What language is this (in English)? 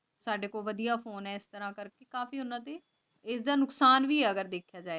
Punjabi